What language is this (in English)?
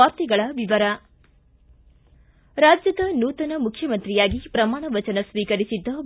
Kannada